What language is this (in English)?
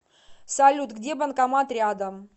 Russian